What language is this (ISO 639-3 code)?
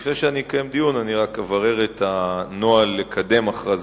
heb